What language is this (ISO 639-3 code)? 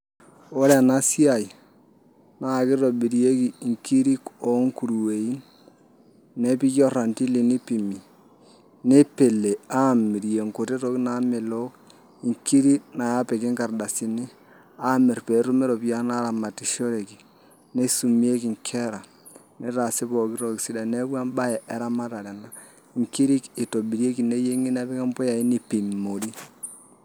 mas